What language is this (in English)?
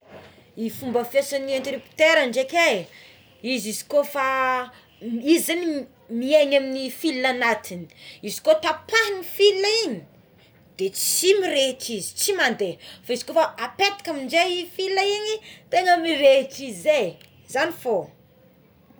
Tsimihety Malagasy